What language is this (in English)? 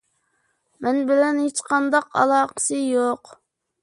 Uyghur